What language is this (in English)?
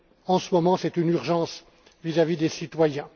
French